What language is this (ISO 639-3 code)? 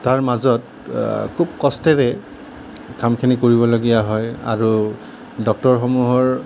asm